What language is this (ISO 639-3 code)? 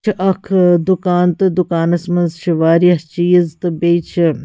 kas